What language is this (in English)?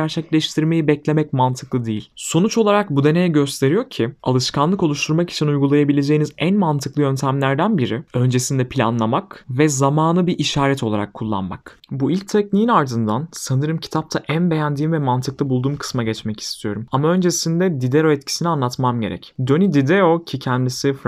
Turkish